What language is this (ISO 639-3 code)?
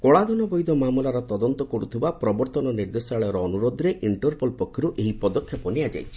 ori